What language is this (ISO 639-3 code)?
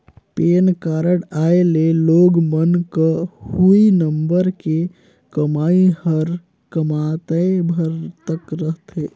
hne